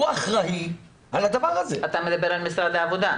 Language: Hebrew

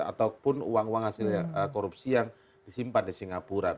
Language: Indonesian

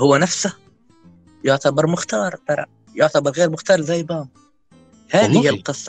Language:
Arabic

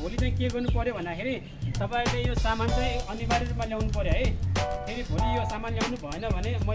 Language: Thai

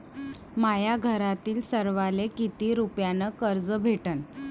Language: Marathi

